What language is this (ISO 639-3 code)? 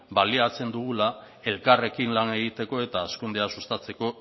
eus